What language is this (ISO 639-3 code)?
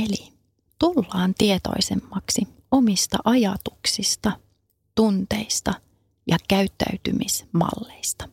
fin